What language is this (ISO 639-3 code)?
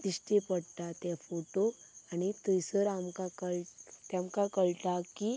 kok